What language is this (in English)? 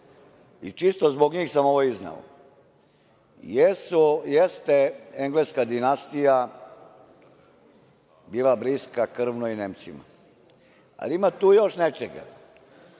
Serbian